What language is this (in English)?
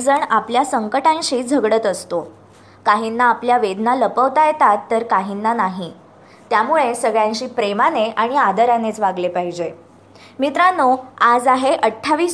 Marathi